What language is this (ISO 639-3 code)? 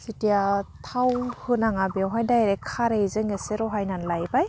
brx